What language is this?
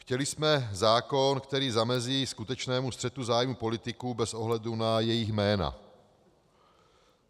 Czech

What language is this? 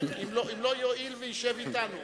Hebrew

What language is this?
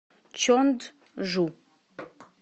Russian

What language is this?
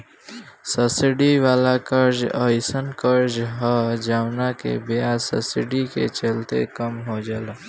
Bhojpuri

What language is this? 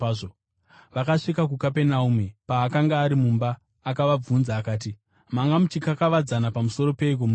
Shona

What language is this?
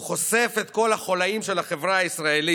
Hebrew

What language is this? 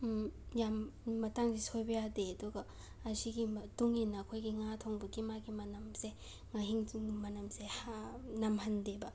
Manipuri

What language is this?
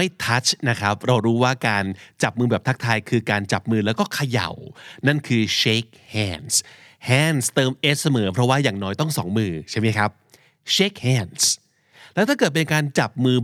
Thai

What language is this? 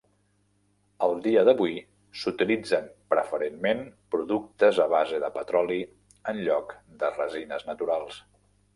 Catalan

